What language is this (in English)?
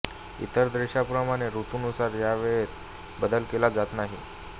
Marathi